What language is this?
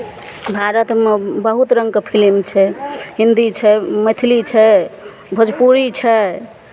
Maithili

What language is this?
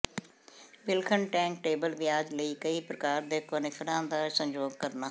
Punjabi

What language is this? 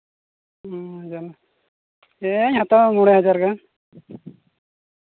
Santali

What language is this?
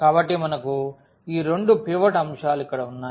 Telugu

